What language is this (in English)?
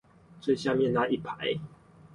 Chinese